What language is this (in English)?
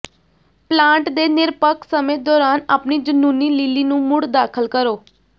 Punjabi